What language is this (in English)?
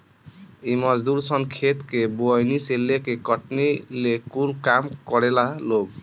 Bhojpuri